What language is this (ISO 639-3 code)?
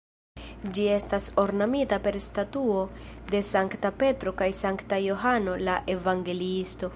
epo